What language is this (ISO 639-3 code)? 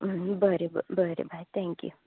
kok